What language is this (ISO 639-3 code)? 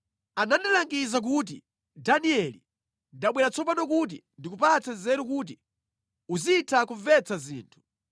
nya